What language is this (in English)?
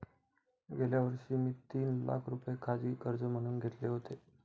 Marathi